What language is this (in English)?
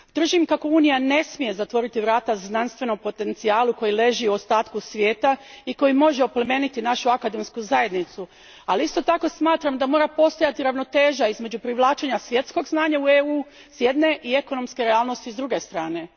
Croatian